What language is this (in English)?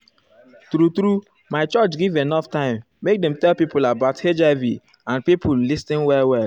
Nigerian Pidgin